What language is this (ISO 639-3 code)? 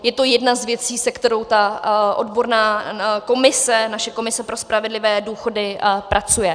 ces